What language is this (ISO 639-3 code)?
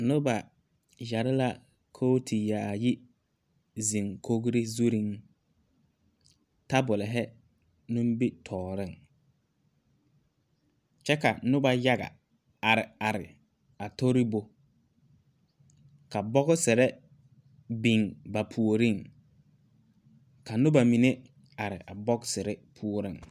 dga